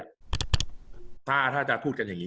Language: Thai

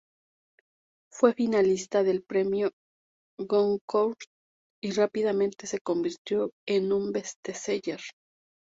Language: Spanish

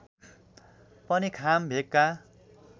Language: Nepali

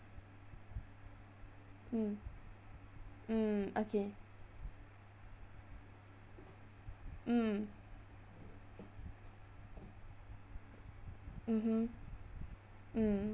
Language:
English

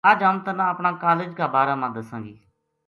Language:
Gujari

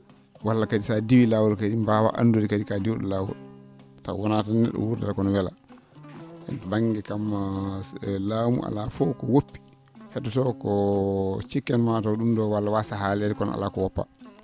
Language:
Fula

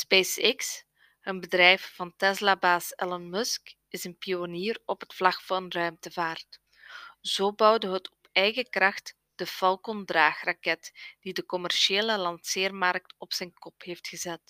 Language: Dutch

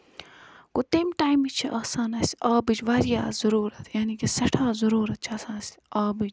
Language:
Kashmiri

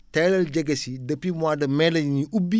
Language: Wolof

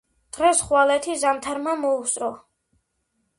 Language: Georgian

